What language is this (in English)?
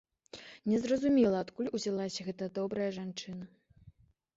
Belarusian